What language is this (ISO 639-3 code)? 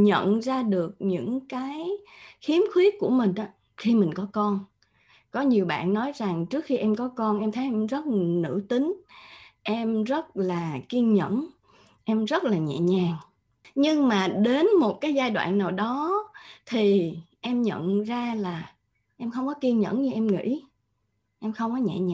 vie